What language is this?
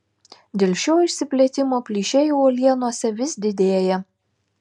Lithuanian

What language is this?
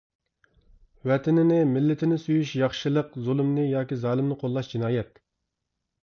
Uyghur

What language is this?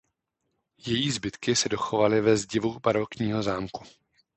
Czech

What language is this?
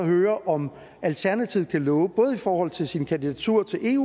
Danish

